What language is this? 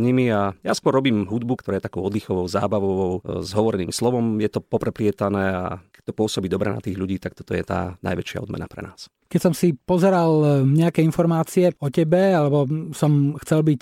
Slovak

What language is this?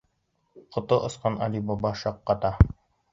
Bashkir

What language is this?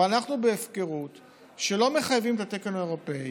Hebrew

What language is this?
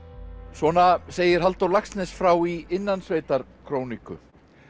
Icelandic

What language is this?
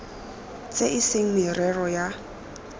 Tswana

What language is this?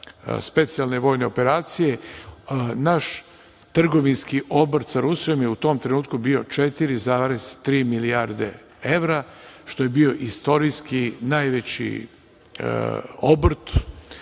Serbian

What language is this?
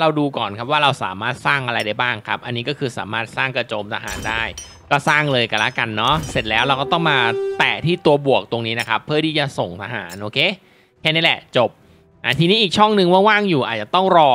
Thai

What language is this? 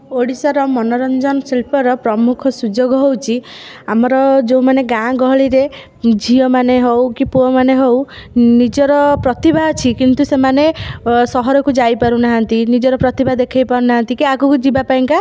Odia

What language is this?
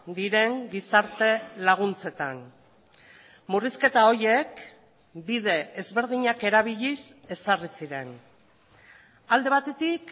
Basque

